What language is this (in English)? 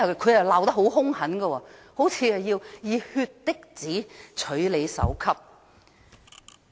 Cantonese